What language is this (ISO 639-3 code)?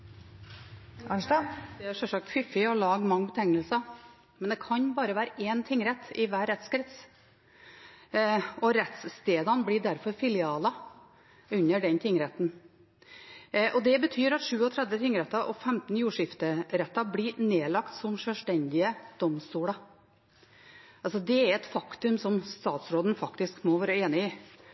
nor